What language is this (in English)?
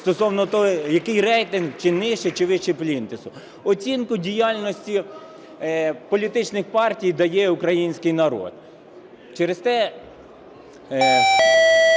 Ukrainian